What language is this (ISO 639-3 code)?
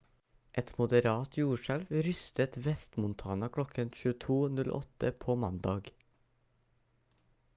nob